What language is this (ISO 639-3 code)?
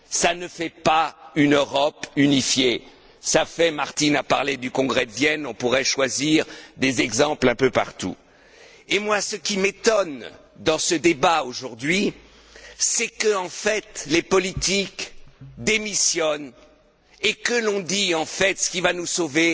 fra